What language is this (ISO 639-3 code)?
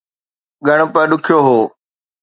snd